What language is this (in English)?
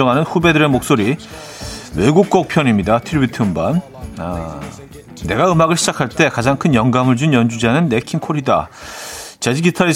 Korean